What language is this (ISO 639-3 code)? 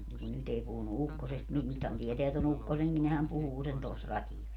fin